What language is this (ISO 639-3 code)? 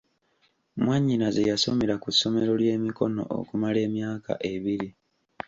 lug